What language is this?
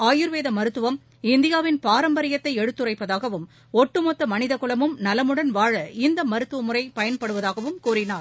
Tamil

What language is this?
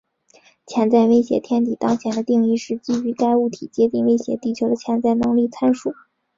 Chinese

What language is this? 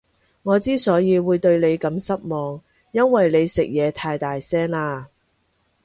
Cantonese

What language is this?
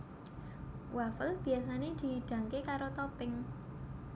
Javanese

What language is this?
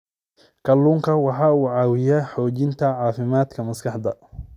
Somali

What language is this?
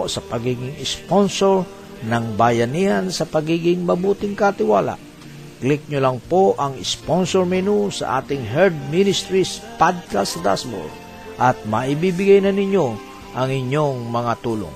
Filipino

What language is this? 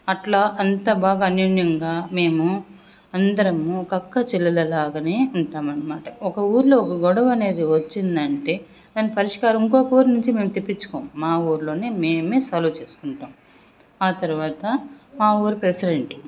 Telugu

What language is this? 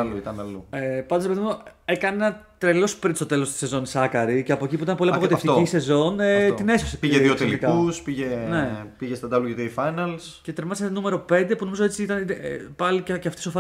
Greek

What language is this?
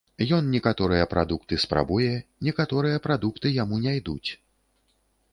Belarusian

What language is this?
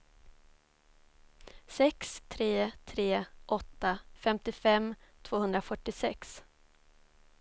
Swedish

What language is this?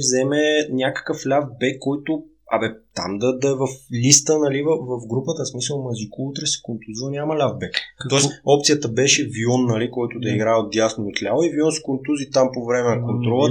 Bulgarian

